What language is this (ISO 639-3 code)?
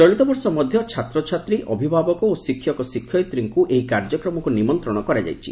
ori